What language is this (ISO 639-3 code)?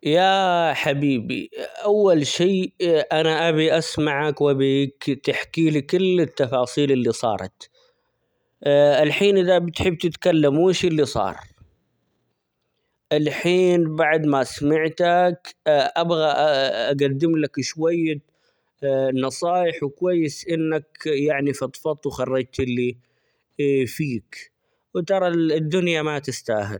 acx